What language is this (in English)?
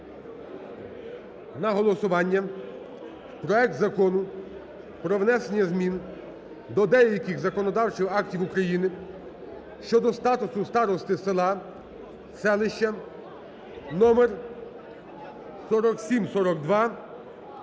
Ukrainian